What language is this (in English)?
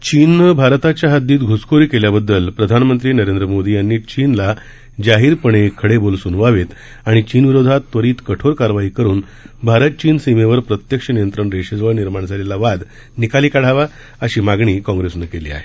Marathi